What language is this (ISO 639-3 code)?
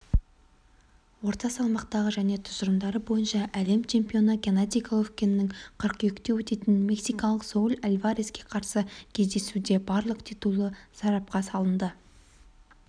kaz